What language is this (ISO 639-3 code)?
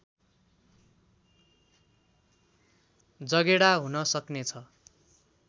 nep